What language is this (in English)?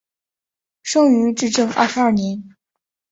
Chinese